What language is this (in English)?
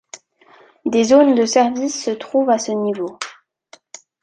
French